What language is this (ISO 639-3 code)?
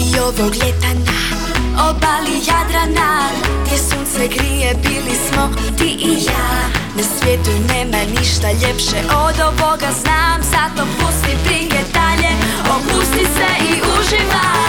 hrv